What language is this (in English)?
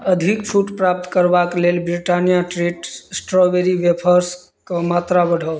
Maithili